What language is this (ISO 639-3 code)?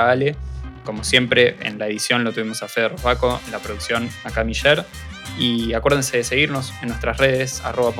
spa